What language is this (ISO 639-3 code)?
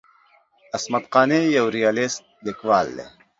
pus